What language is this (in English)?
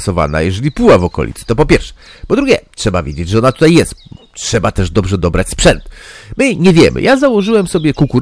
Polish